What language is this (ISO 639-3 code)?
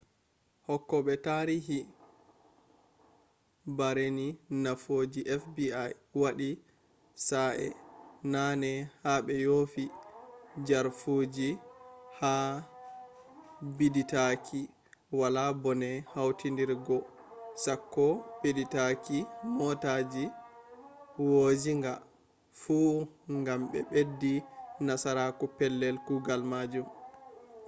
ful